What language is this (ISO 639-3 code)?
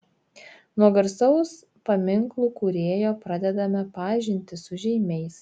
lit